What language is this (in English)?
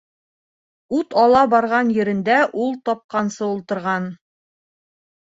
Bashkir